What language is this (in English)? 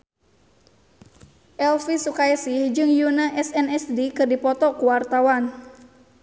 Sundanese